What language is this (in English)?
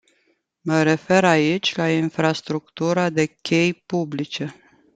Romanian